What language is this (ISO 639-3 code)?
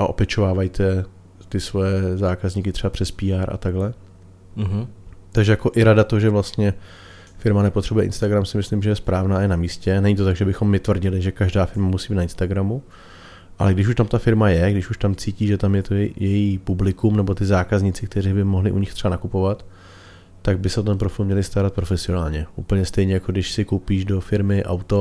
ces